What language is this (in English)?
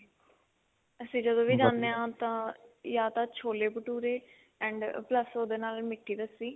Punjabi